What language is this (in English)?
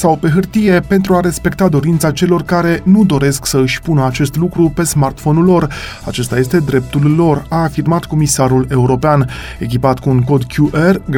Romanian